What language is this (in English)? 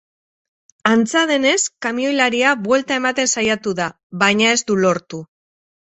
Basque